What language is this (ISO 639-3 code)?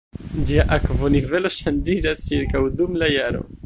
epo